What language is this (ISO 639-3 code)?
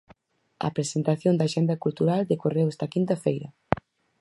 glg